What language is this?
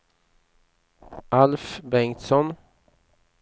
Swedish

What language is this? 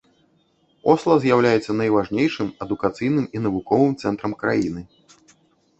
Belarusian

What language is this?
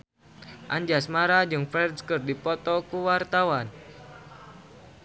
Sundanese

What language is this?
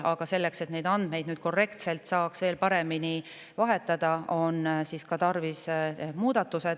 Estonian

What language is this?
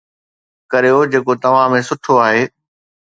Sindhi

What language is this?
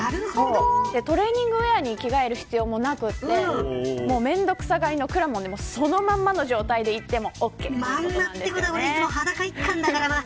Japanese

